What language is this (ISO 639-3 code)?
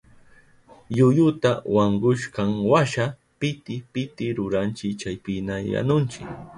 qup